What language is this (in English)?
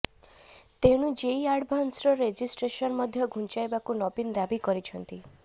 Odia